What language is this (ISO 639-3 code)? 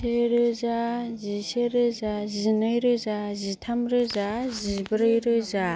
brx